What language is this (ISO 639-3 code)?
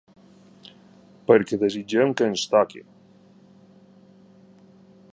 cat